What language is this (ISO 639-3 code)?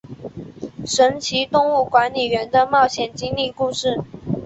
zho